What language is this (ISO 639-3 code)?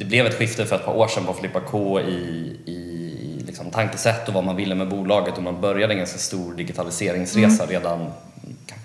swe